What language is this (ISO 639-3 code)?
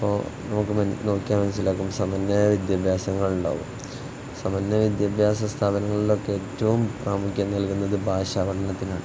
mal